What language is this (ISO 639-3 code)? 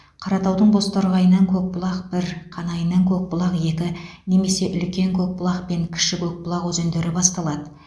kaz